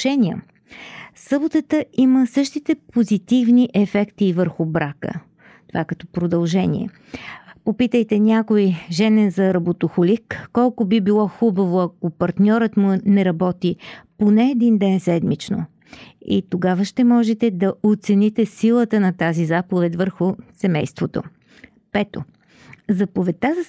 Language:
Bulgarian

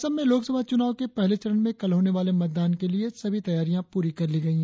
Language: Hindi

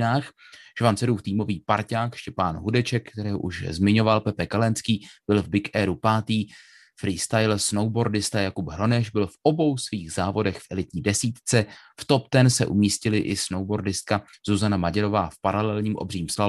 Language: Czech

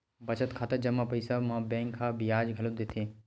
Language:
Chhattisgarhi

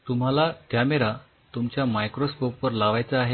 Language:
Marathi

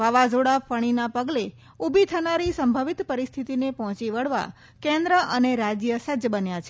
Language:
Gujarati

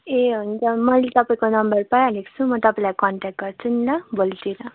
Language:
Nepali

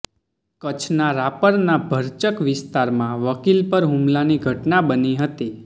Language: Gujarati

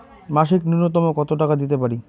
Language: Bangla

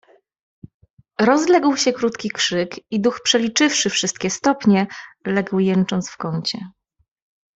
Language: Polish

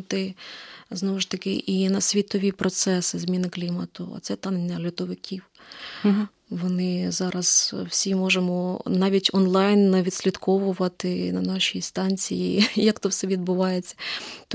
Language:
Ukrainian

